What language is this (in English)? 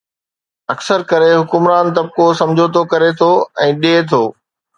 Sindhi